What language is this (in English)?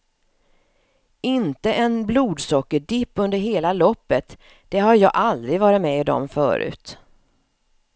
Swedish